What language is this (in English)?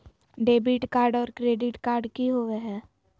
Magahi